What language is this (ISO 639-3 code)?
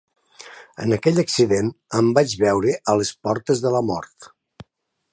cat